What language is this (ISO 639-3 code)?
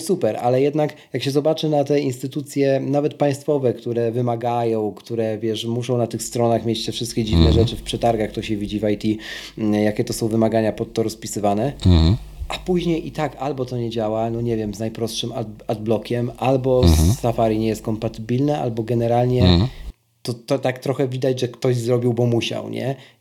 pol